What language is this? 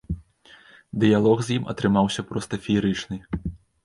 Belarusian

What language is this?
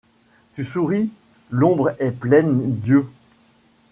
French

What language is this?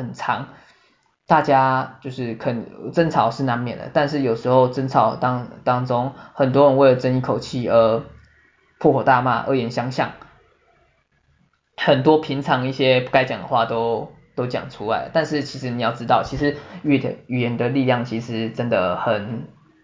Chinese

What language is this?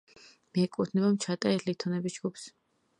Georgian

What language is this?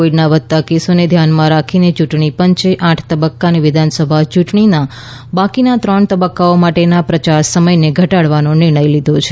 Gujarati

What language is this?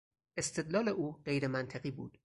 Persian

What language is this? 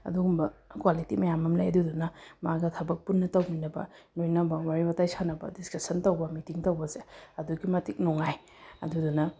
Manipuri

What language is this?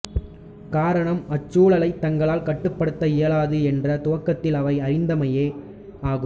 Tamil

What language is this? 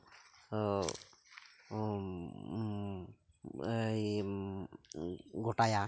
Santali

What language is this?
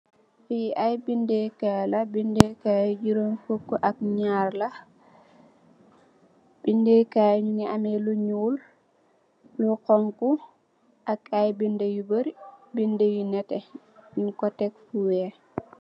Wolof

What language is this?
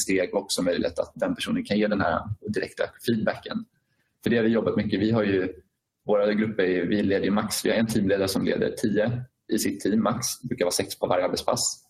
Swedish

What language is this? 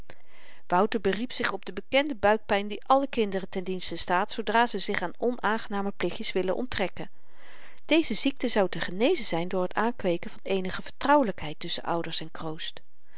Dutch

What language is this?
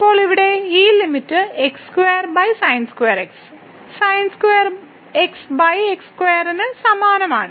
Malayalam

